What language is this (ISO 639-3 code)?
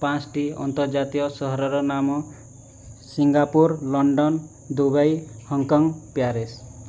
ori